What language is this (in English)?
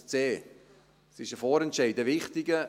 Swiss German